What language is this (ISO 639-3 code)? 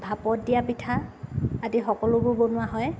asm